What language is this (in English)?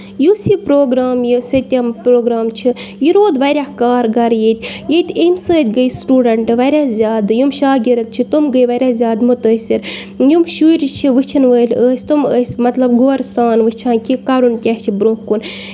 Kashmiri